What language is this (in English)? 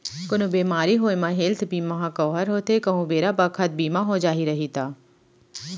Chhattisgarhi